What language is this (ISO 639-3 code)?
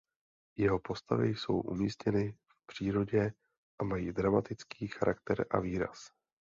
ces